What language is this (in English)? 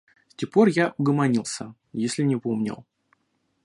Russian